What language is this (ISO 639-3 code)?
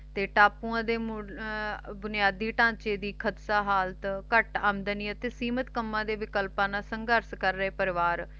pan